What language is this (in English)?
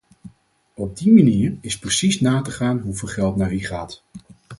Dutch